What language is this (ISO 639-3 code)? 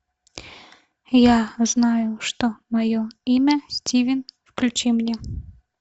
rus